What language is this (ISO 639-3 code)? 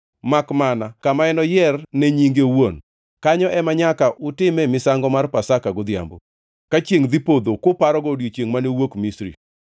luo